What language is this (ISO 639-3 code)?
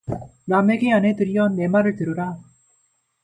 kor